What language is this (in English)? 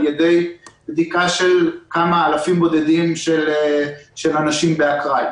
Hebrew